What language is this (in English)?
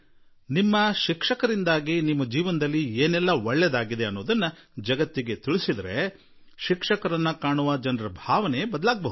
Kannada